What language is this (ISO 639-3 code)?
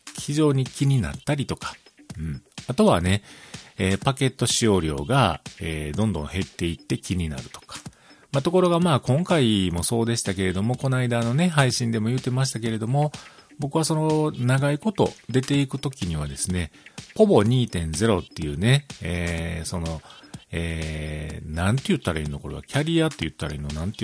jpn